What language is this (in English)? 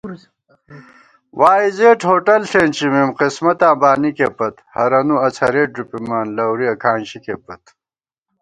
Gawar-Bati